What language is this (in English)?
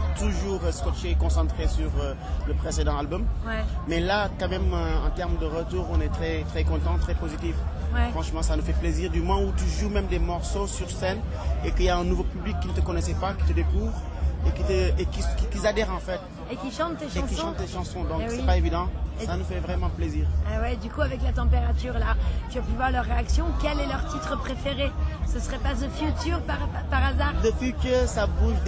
French